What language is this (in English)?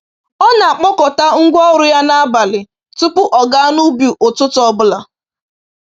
Igbo